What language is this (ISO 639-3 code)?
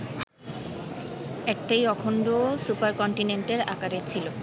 ben